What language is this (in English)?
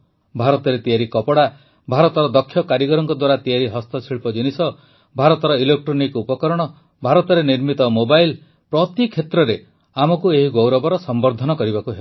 Odia